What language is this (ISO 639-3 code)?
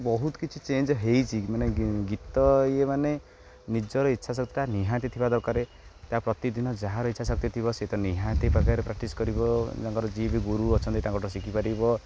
ori